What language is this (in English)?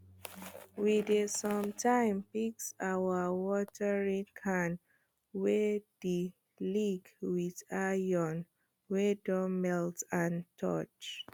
Nigerian Pidgin